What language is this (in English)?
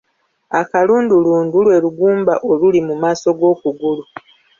Ganda